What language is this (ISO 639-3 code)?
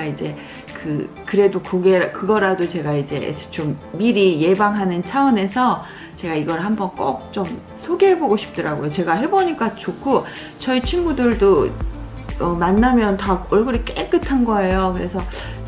kor